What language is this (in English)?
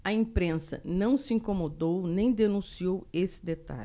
Portuguese